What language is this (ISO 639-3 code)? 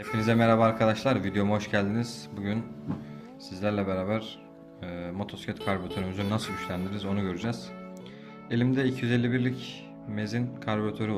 tur